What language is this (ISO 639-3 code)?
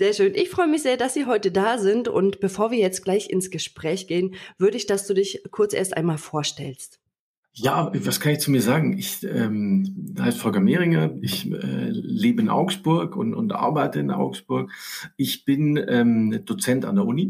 deu